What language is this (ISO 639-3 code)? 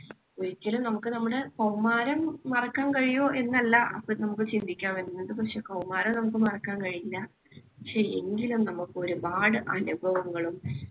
mal